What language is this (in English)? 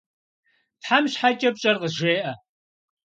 Kabardian